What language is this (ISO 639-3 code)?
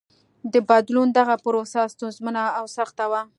pus